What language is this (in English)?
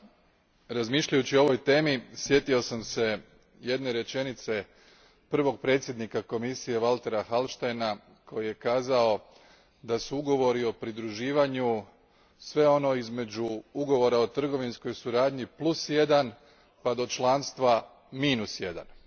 Croatian